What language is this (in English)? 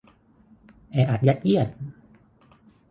Thai